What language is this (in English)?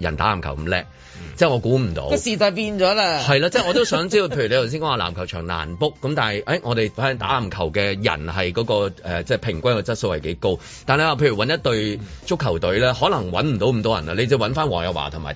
Chinese